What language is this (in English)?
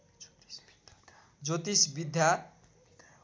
Nepali